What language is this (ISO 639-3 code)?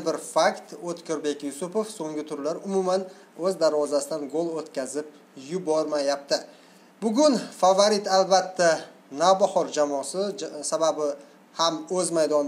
tur